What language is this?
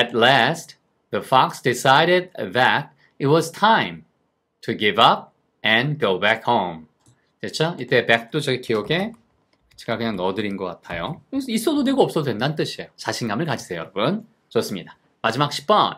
Korean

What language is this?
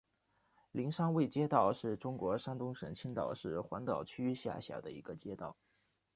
Chinese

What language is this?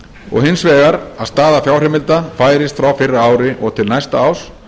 Icelandic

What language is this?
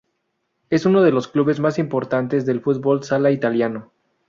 Spanish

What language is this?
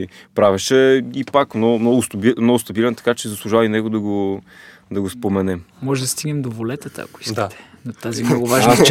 Bulgarian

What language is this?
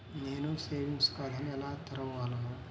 Telugu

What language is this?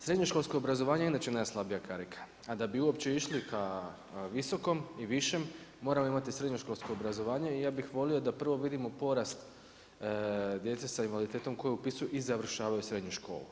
Croatian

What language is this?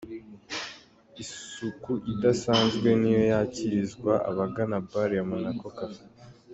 Kinyarwanda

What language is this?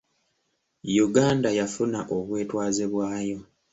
Ganda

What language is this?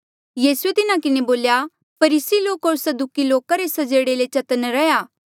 Mandeali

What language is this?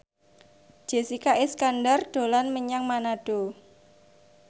Javanese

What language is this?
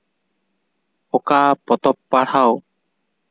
Santali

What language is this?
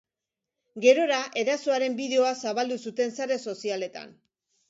Basque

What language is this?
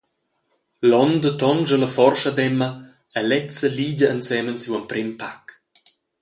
Romansh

